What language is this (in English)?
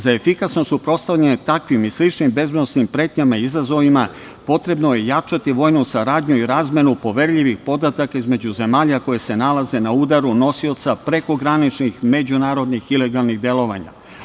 Serbian